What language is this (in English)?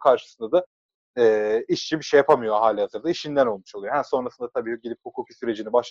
Turkish